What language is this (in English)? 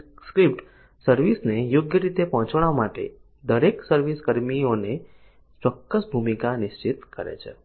Gujarati